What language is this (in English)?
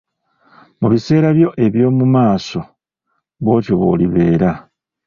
Ganda